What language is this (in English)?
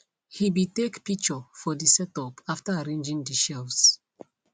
Nigerian Pidgin